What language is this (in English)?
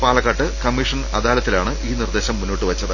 Malayalam